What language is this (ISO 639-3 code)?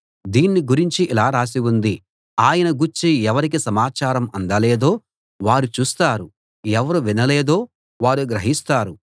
tel